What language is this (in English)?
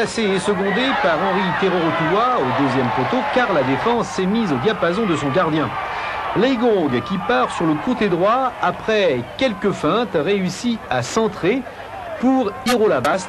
French